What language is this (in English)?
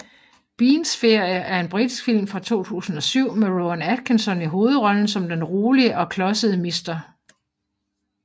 Danish